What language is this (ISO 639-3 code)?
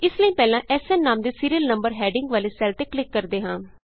pan